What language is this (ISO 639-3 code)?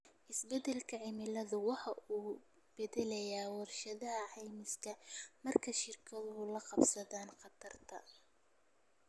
som